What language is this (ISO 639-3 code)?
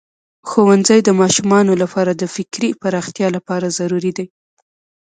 pus